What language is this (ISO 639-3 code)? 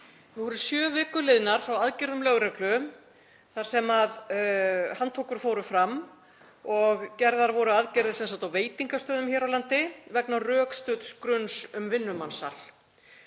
isl